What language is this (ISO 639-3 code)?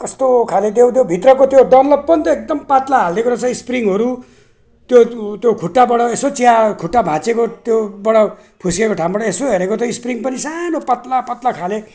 nep